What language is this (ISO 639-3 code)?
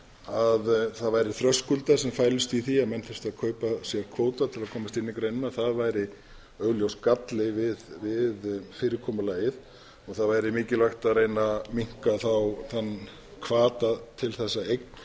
isl